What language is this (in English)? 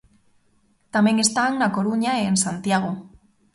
Galician